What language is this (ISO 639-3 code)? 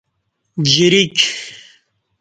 bsh